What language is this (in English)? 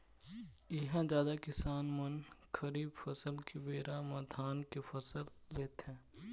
Chhattisgarhi